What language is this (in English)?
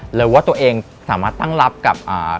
Thai